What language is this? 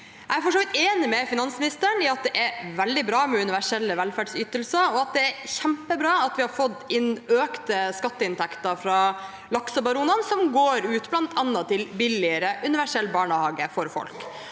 Norwegian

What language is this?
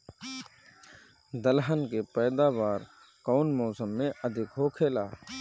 Bhojpuri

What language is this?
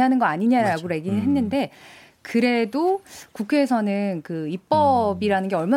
Korean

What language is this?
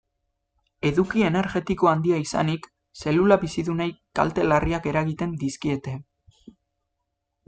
Basque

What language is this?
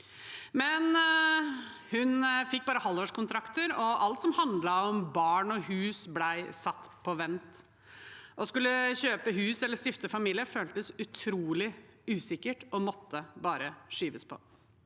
Norwegian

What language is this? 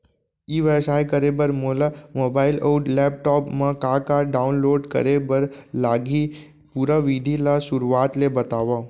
Chhattisgarhi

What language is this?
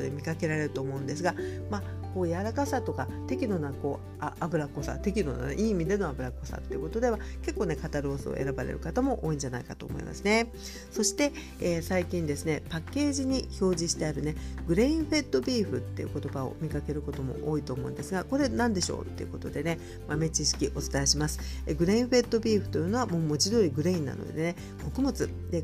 Japanese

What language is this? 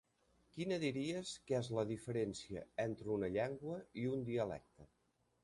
Catalan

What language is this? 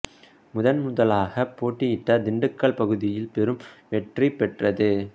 Tamil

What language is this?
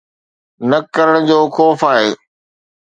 Sindhi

